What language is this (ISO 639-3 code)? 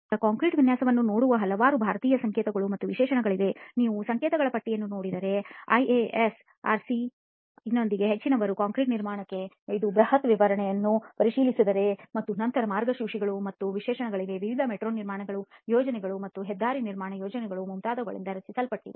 kan